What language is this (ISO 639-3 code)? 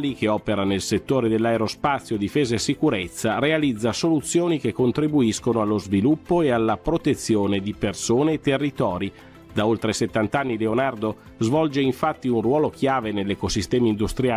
ita